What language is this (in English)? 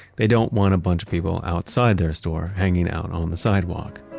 English